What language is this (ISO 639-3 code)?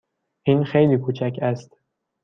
fas